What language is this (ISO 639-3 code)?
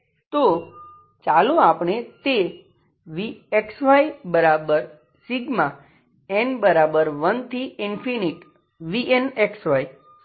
guj